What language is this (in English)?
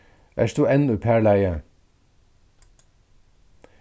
Faroese